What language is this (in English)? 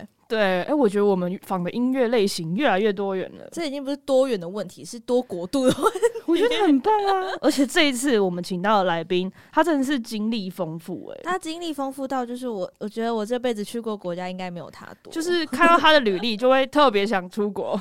Chinese